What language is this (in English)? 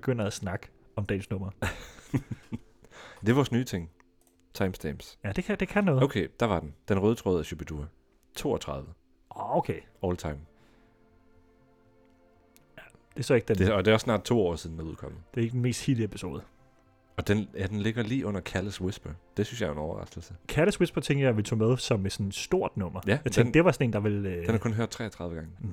Danish